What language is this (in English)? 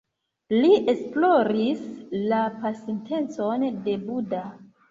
Esperanto